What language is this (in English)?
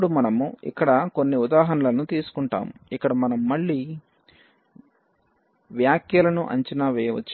Telugu